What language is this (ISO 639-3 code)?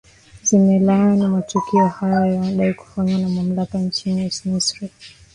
swa